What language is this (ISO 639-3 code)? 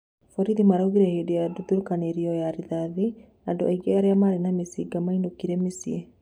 kik